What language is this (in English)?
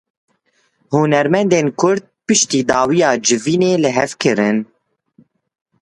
Kurdish